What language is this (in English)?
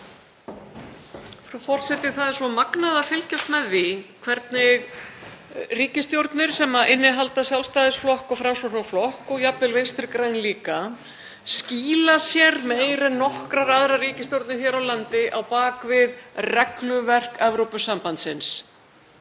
Icelandic